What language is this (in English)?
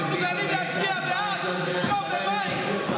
Hebrew